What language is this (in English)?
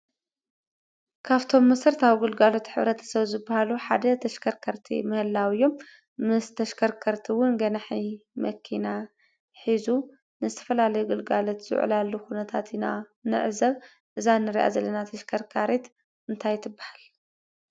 Tigrinya